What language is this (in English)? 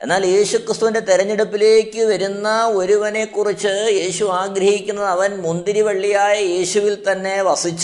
Malayalam